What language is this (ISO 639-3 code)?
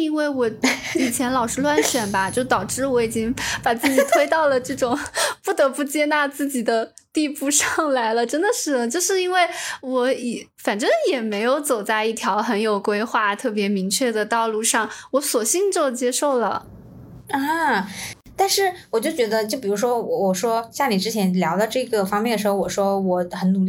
zho